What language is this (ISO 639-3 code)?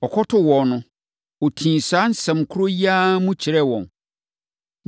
aka